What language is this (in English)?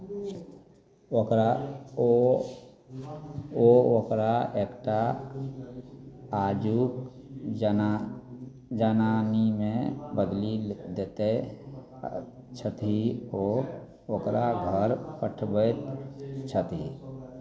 Maithili